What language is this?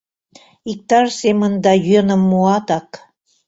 Mari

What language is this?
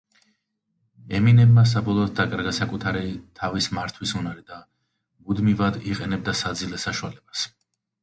Georgian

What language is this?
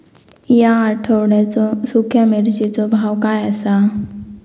Marathi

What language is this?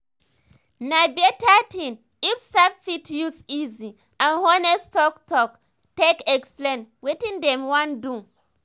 Nigerian Pidgin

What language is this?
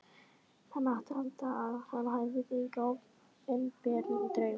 Icelandic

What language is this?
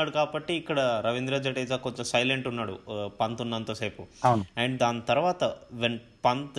Telugu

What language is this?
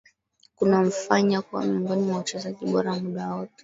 Swahili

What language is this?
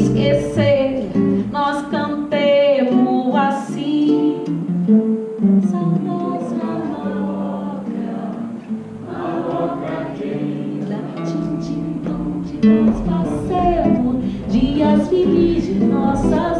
Portuguese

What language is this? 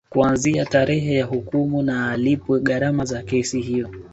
Swahili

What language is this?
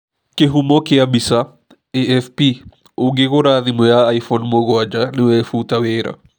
Kikuyu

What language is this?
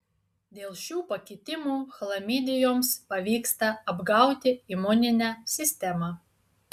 Lithuanian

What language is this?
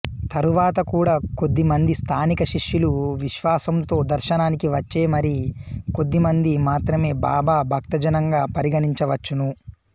Telugu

